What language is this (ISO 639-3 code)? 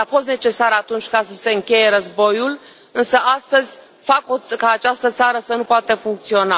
ron